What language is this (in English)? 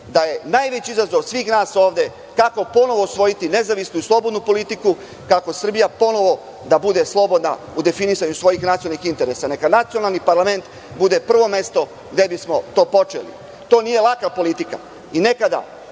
Serbian